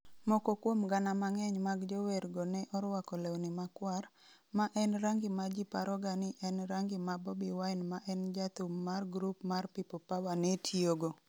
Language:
Luo (Kenya and Tanzania)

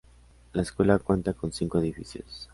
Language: Spanish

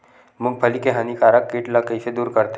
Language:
Chhattisgarhi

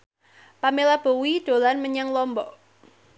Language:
Javanese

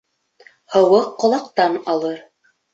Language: Bashkir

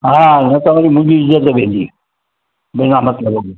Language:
Sindhi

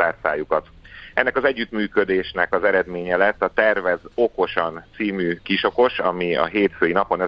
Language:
Hungarian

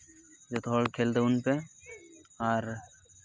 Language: Santali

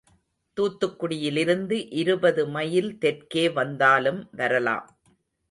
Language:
Tamil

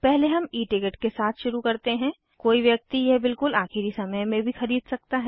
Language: Hindi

